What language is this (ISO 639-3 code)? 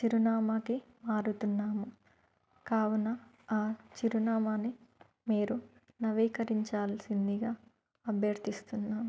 tel